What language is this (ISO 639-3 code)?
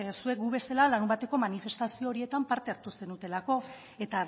eus